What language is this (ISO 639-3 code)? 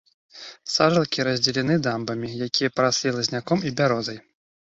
bel